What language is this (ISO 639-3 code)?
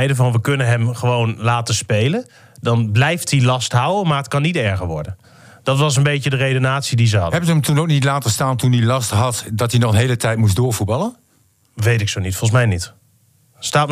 nld